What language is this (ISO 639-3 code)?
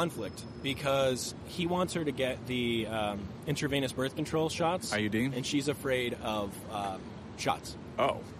eng